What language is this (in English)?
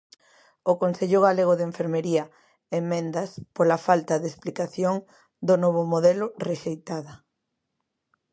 Galician